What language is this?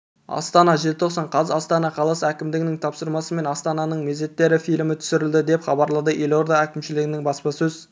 Kazakh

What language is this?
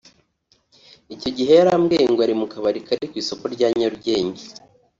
Kinyarwanda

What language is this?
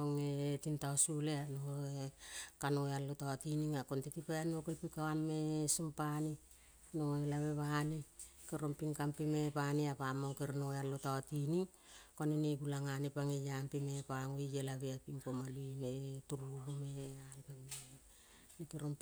Kol (Papua New Guinea)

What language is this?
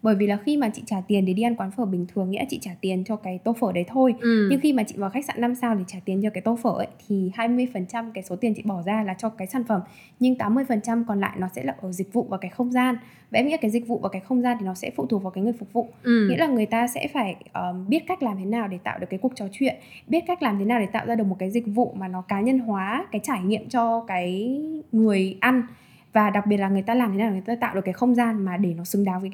Vietnamese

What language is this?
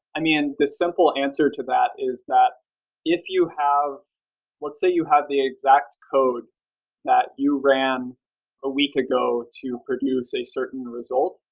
English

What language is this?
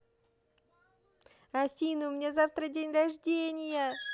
Russian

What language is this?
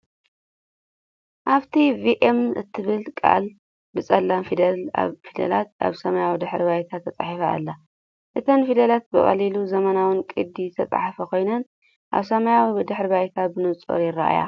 Tigrinya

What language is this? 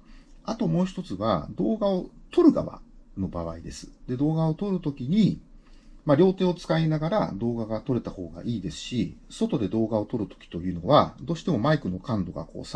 Japanese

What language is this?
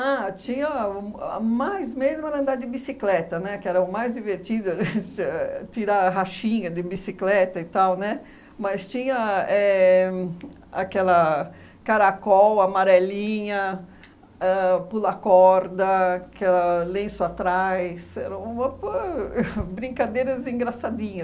Portuguese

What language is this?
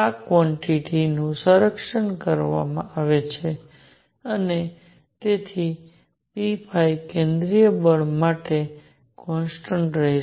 Gujarati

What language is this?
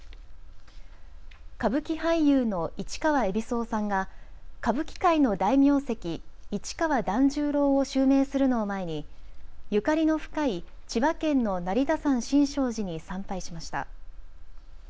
Japanese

